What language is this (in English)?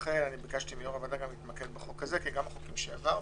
Hebrew